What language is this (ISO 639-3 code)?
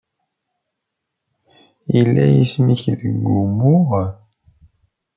kab